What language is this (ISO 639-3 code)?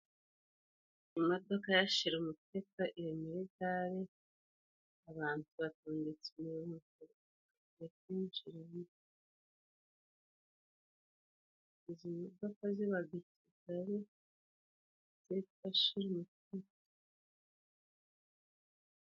kin